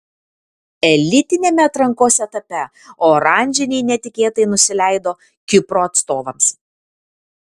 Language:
Lithuanian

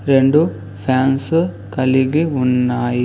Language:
Telugu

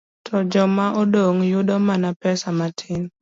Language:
Luo (Kenya and Tanzania)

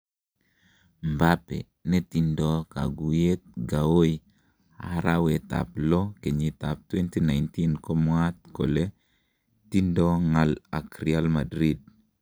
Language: Kalenjin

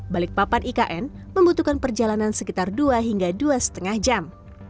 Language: Indonesian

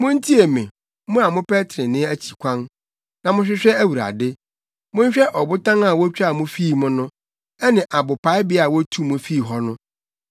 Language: Akan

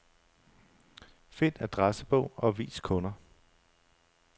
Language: Danish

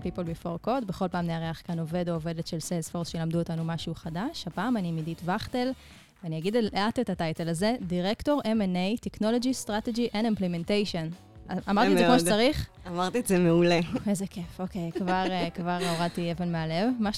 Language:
Hebrew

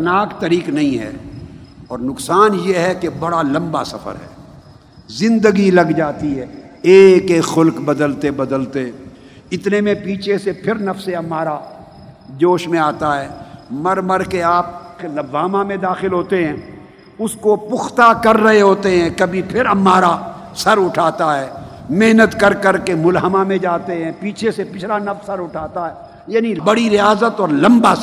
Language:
Urdu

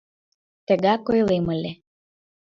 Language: Mari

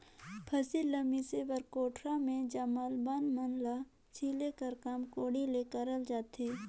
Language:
Chhattisgarhi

